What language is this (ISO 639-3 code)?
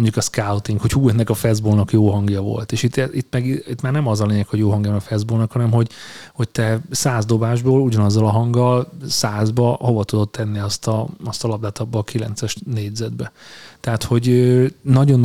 hun